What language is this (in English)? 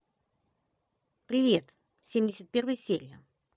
Russian